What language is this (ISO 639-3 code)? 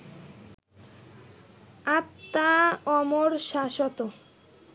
ben